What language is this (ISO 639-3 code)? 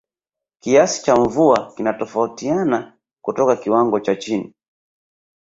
swa